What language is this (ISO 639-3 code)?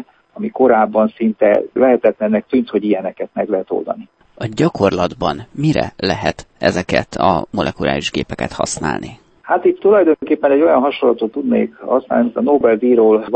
hun